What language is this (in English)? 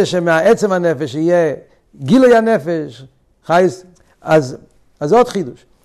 Hebrew